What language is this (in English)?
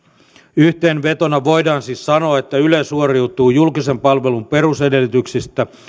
Finnish